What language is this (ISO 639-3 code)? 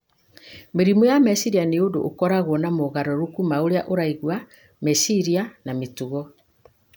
kik